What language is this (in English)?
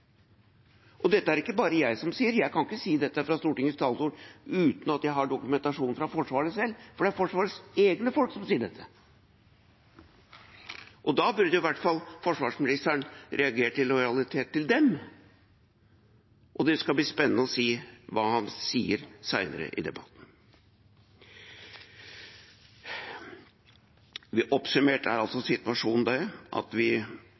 Norwegian Bokmål